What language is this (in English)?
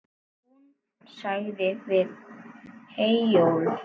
Icelandic